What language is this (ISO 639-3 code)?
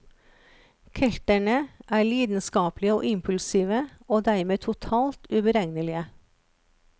nor